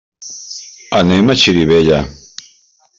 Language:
Catalan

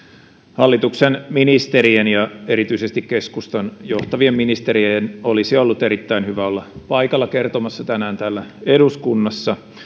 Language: Finnish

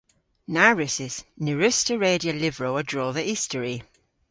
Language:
Cornish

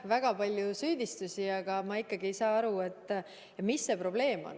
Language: Estonian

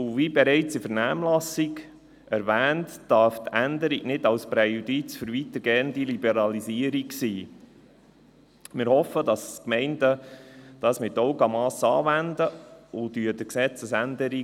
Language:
Swiss German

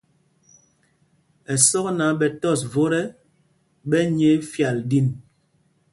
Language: Mpumpong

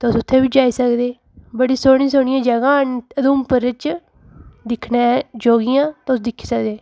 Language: Dogri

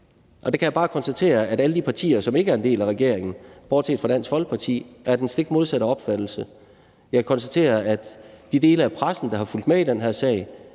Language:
Danish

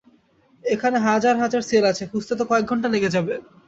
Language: Bangla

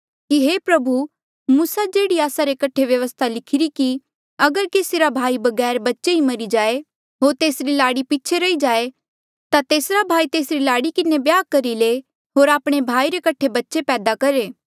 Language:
Mandeali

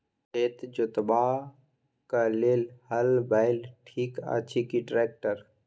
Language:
Maithili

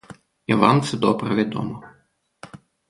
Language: Ukrainian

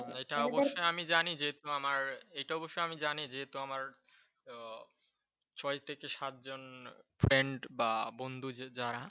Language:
Bangla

